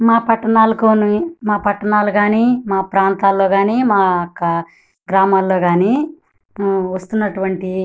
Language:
Telugu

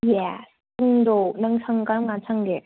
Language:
Manipuri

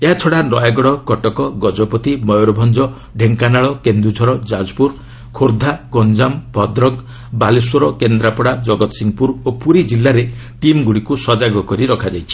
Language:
Odia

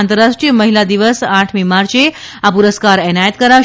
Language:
Gujarati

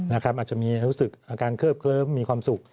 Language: Thai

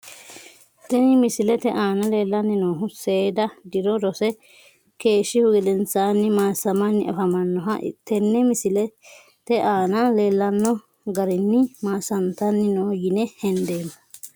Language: Sidamo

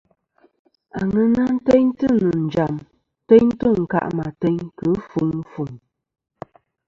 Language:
Kom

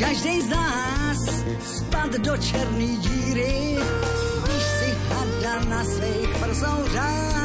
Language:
Slovak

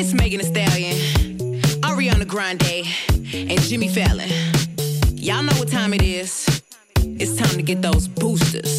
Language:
Czech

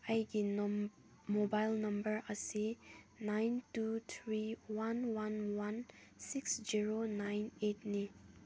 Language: Manipuri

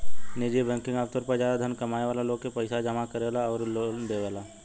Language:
Bhojpuri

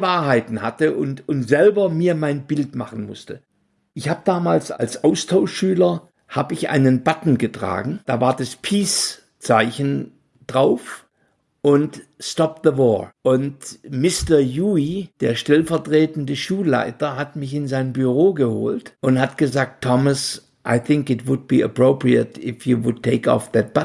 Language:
German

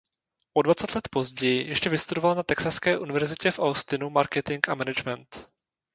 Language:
Czech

